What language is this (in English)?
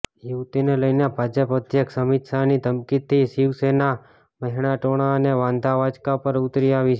Gujarati